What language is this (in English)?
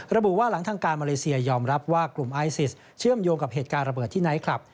Thai